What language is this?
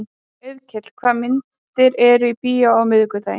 Icelandic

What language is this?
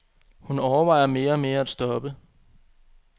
Danish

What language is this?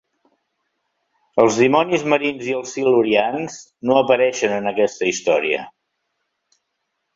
Catalan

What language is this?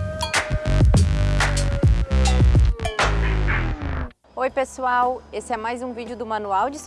Portuguese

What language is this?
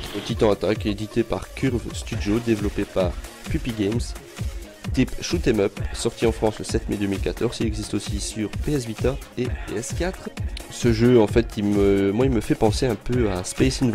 French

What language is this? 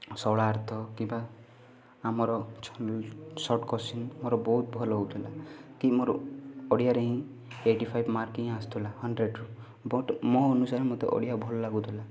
Odia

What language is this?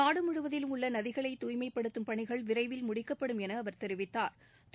Tamil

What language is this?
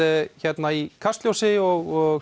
Icelandic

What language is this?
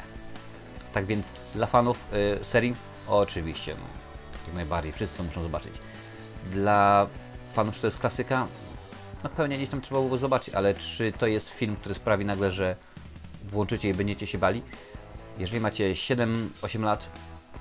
Polish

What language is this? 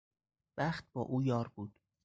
Persian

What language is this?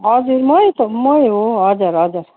Nepali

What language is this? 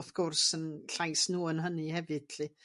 Welsh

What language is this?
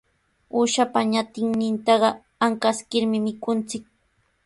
Sihuas Ancash Quechua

